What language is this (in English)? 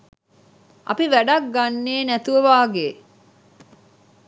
Sinhala